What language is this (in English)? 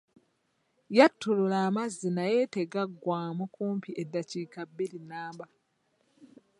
Ganda